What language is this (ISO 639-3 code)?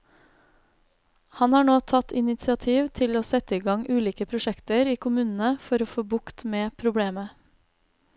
nor